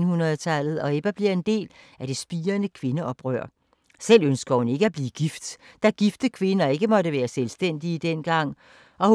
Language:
Danish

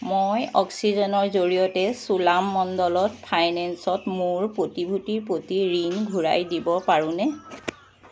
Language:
Assamese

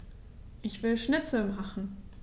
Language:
German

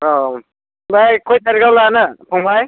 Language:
Bodo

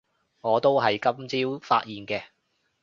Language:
Cantonese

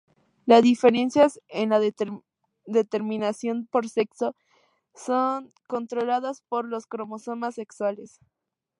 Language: Spanish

